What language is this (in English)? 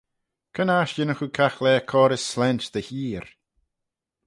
Manx